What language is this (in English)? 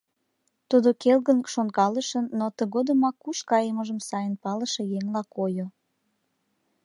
Mari